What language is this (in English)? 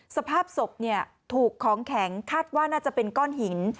Thai